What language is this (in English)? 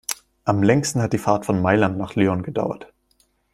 German